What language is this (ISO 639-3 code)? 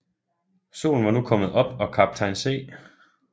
dan